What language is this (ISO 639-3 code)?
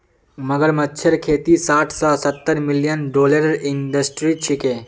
mag